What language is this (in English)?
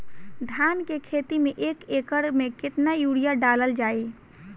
Bhojpuri